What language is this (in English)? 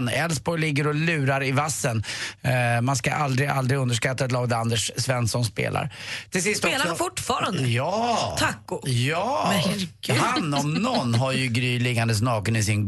Swedish